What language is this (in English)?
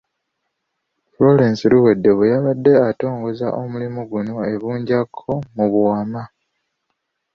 Ganda